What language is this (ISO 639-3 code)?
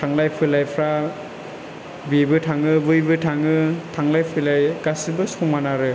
brx